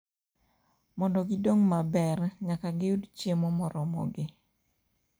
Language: Luo (Kenya and Tanzania)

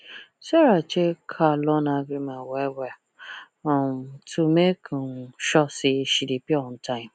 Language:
Nigerian Pidgin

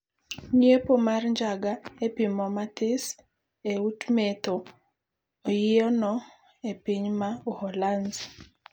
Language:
Luo (Kenya and Tanzania)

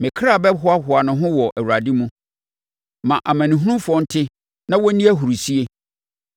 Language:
Akan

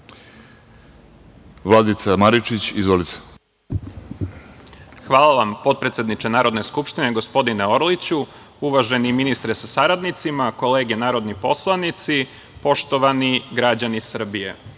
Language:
Serbian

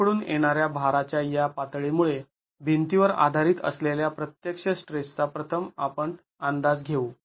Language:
Marathi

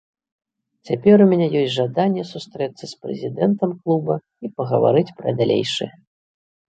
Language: Belarusian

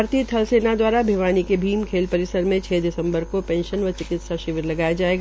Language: Hindi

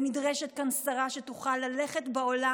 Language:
Hebrew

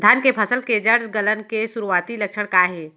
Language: Chhattisgarhi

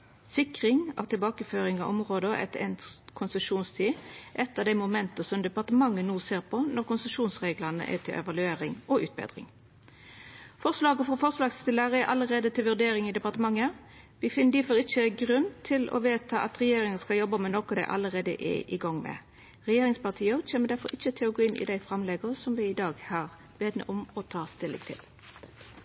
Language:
Norwegian Nynorsk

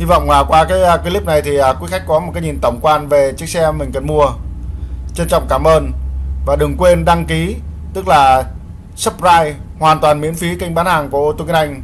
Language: Vietnamese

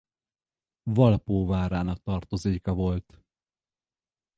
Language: Hungarian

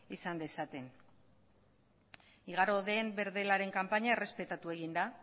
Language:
Basque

